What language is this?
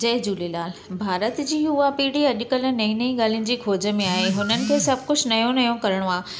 Sindhi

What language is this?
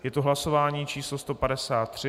Czech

